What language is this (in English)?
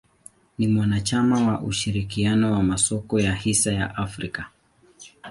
Swahili